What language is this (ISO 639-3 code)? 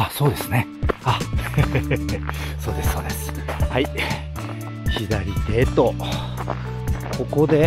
jpn